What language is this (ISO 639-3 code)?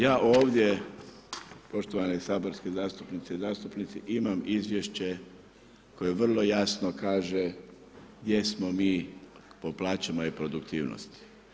hrv